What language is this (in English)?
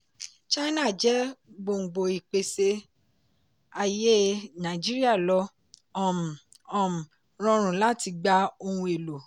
Yoruba